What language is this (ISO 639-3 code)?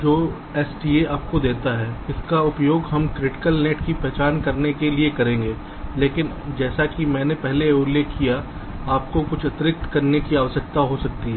hin